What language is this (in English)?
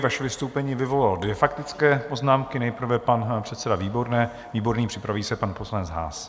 Czech